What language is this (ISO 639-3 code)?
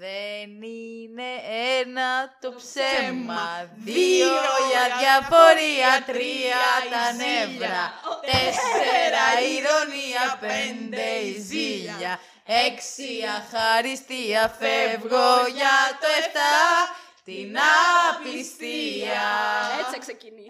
ell